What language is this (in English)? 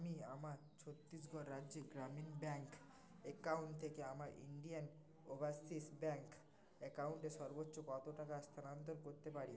Bangla